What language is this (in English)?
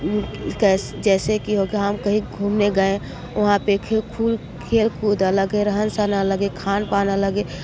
Hindi